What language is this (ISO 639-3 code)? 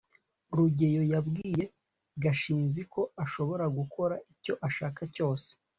kin